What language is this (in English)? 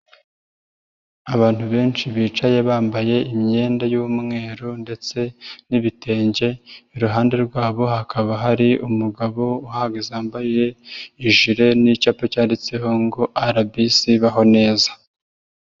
Kinyarwanda